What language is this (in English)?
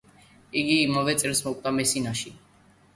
Georgian